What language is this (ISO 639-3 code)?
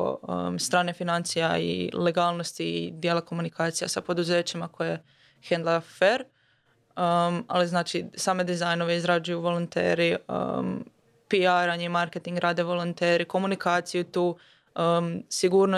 hrv